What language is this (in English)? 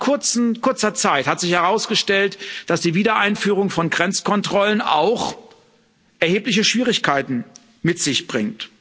German